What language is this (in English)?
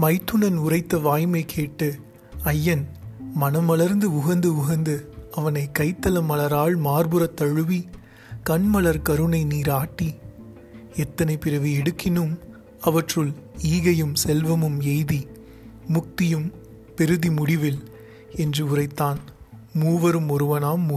Tamil